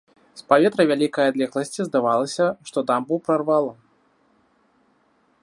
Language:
Belarusian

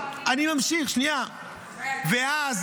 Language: Hebrew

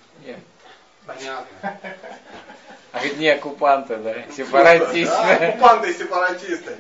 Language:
Russian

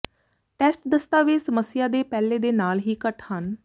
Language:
Punjabi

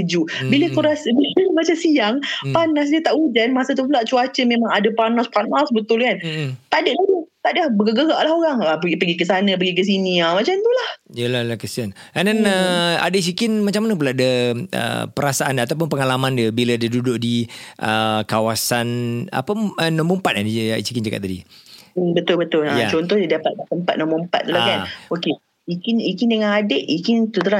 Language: Malay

